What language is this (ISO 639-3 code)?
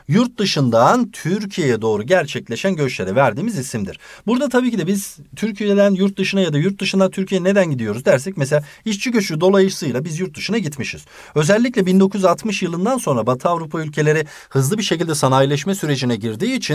tur